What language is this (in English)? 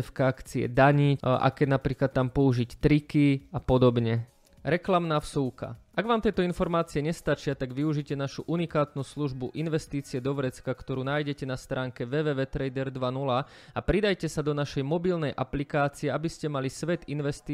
Slovak